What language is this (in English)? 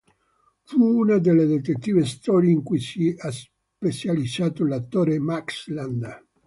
Italian